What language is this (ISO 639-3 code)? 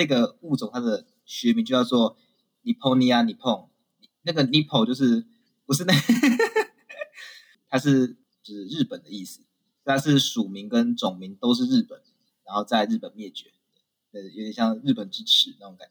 zho